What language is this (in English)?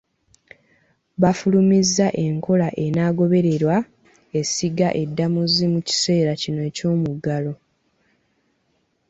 Ganda